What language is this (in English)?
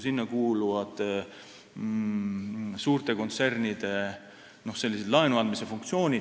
Estonian